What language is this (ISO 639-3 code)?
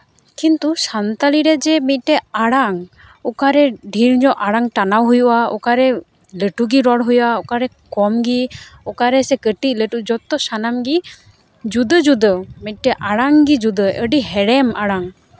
sat